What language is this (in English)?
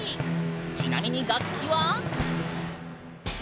Japanese